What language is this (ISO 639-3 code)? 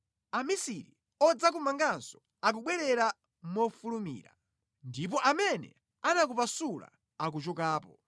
nya